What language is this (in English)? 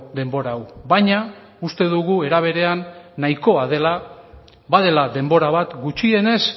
Basque